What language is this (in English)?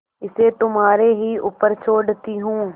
Hindi